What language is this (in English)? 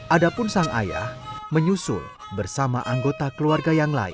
Indonesian